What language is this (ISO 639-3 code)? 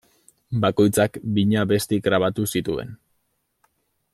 eus